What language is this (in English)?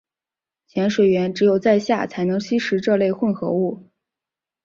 Chinese